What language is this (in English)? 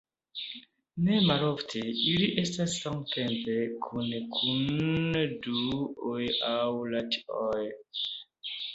Esperanto